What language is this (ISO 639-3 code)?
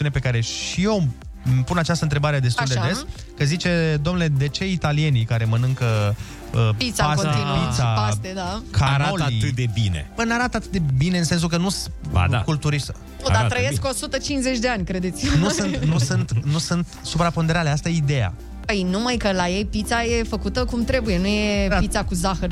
ron